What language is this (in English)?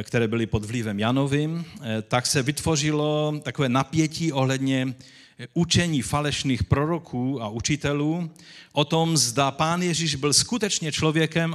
Czech